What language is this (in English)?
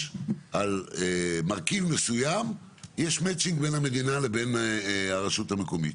Hebrew